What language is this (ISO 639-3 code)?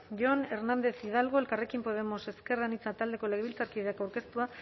eus